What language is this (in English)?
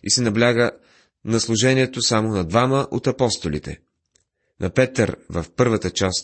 Bulgarian